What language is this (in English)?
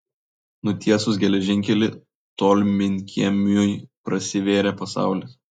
Lithuanian